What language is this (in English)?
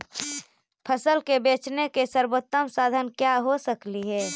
Magahi